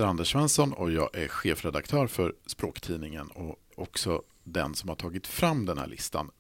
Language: Swedish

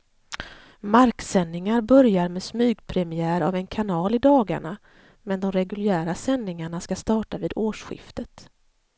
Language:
Swedish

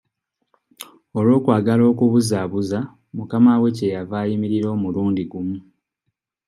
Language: Ganda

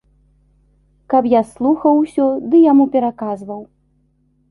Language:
Belarusian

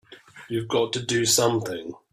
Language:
English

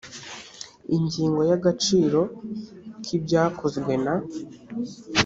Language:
Kinyarwanda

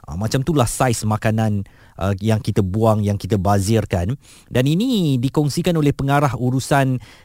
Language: Malay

